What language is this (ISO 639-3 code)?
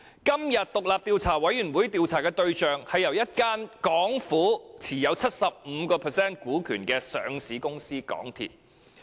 yue